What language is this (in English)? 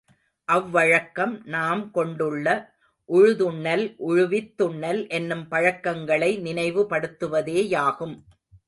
Tamil